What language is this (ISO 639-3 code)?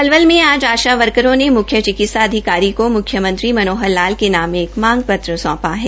hin